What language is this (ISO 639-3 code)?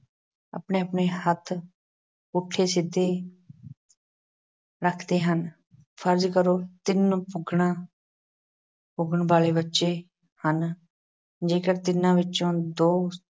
pan